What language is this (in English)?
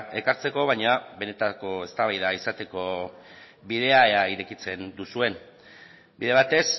Basque